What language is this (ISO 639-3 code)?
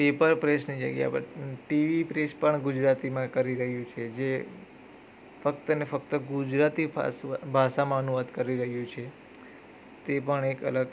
guj